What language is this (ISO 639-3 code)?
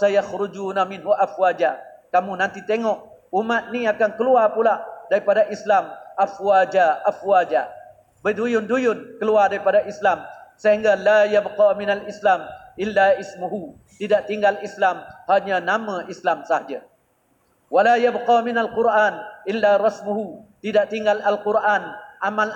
msa